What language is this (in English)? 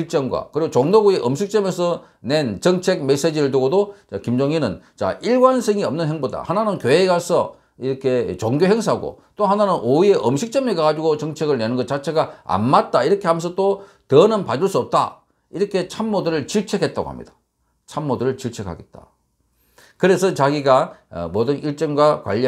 Korean